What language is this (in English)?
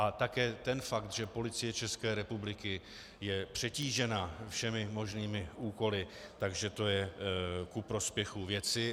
Czech